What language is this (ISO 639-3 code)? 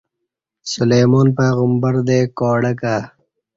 bsh